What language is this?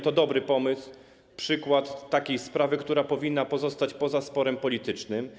Polish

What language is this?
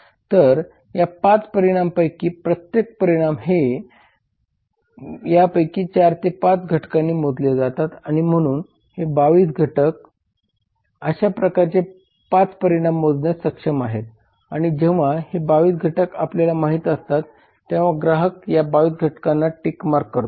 Marathi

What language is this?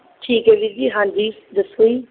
Punjabi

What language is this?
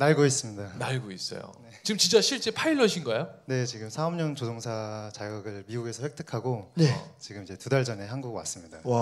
Korean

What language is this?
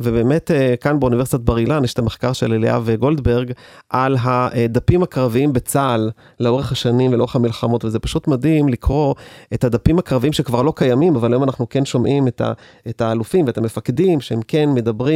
Hebrew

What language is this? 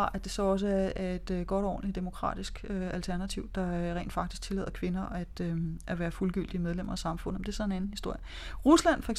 Danish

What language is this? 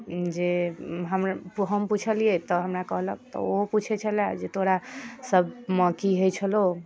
Maithili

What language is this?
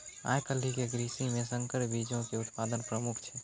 Maithili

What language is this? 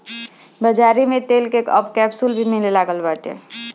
Bhojpuri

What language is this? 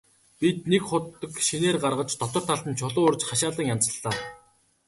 Mongolian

